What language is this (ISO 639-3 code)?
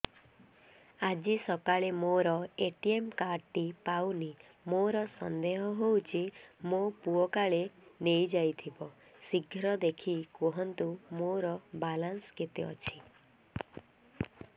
ori